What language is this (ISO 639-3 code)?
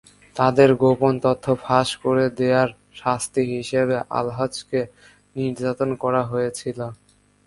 ben